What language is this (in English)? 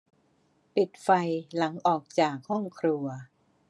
Thai